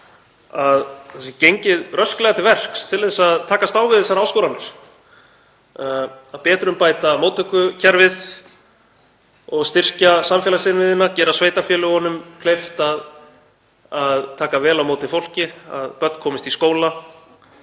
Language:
Icelandic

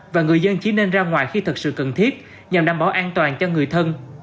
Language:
Vietnamese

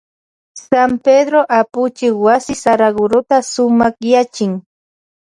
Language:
Loja Highland Quichua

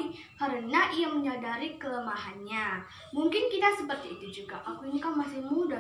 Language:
Indonesian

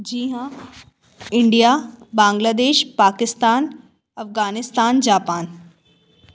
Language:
Hindi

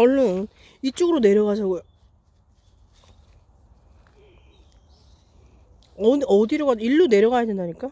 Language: Korean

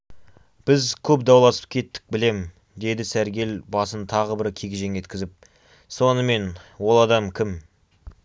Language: Kazakh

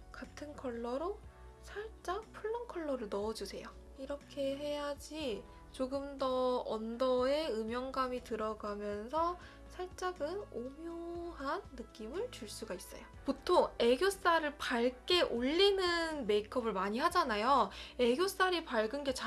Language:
Korean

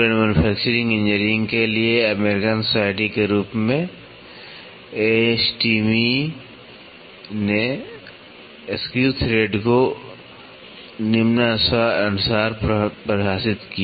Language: Hindi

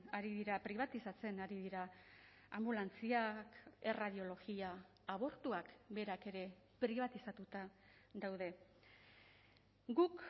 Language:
Basque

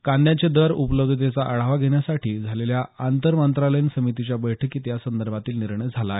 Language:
Marathi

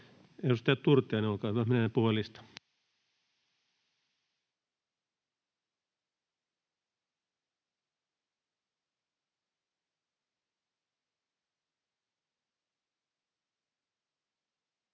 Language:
Finnish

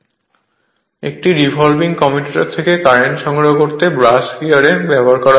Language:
Bangla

